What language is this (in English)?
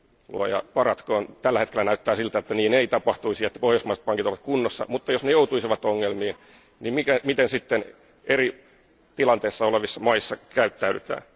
Finnish